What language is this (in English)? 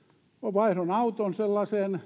Finnish